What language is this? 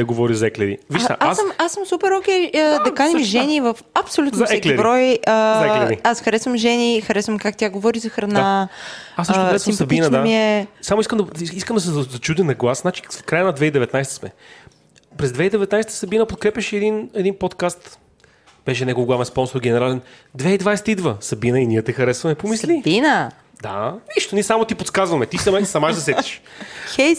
Bulgarian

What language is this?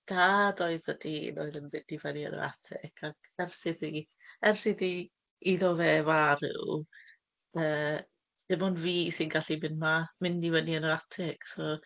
Welsh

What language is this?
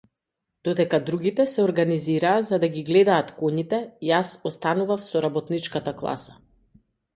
Macedonian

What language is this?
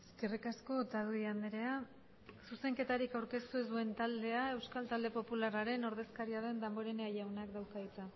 Basque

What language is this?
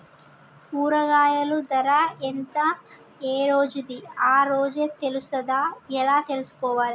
Telugu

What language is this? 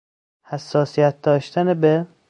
Persian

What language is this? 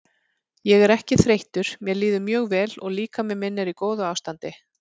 Icelandic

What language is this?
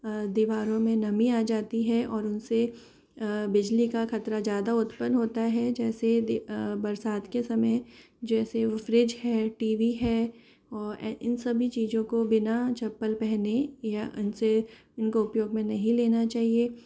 Hindi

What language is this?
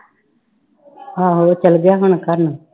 Punjabi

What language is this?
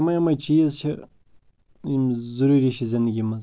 Kashmiri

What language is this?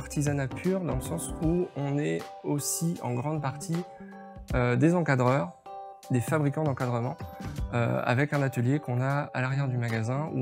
French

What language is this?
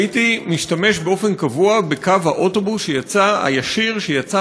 Hebrew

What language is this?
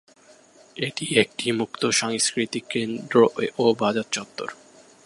Bangla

